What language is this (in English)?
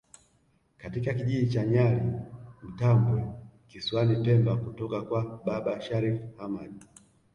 Swahili